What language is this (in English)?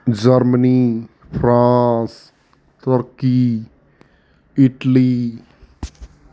Punjabi